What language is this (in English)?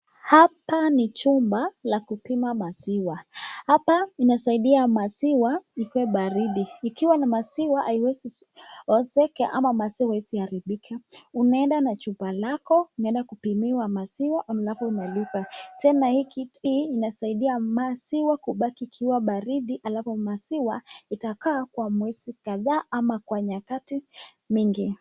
Swahili